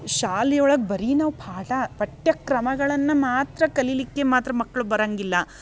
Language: Kannada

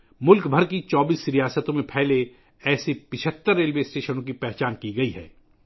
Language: Urdu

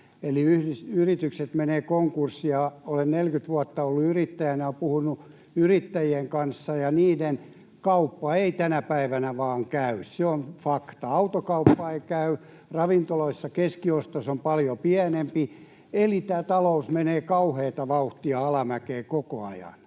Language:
Finnish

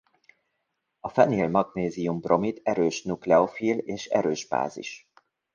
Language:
Hungarian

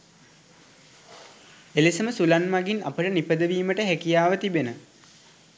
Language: Sinhala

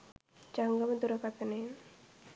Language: Sinhala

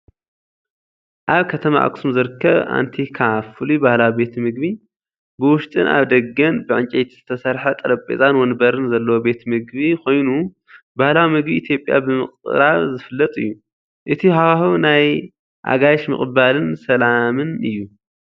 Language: Tigrinya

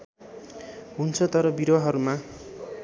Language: Nepali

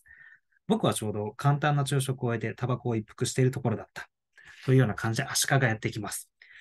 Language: Japanese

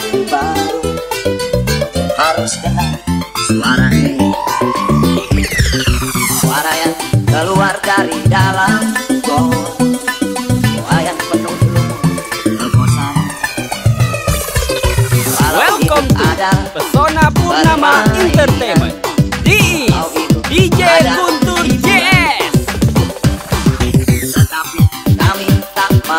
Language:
Indonesian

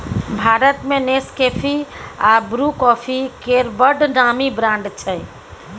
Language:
Maithili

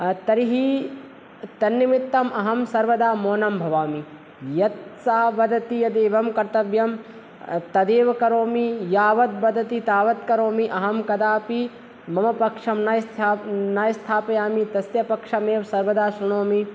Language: Sanskrit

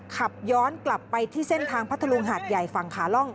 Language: Thai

